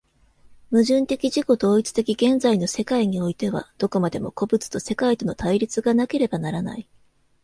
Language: Japanese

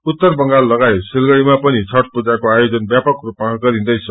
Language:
Nepali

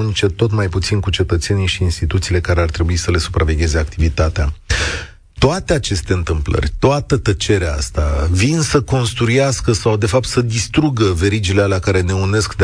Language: Romanian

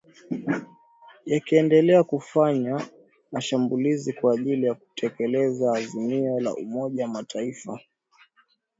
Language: Swahili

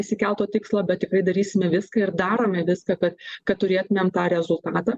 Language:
Lithuanian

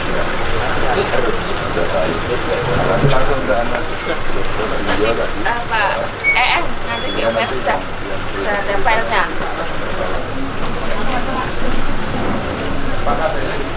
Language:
Indonesian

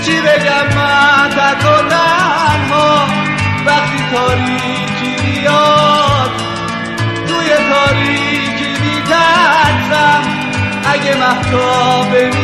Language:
Persian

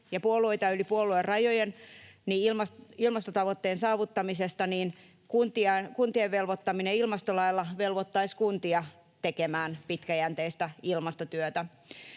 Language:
Finnish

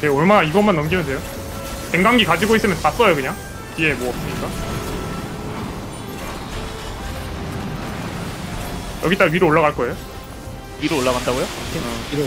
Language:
Korean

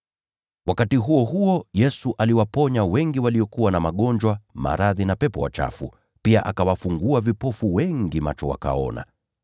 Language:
Swahili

